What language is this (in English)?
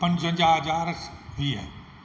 Sindhi